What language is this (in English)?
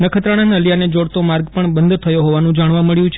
Gujarati